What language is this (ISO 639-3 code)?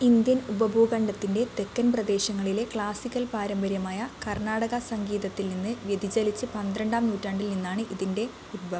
mal